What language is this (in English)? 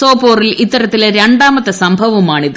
Malayalam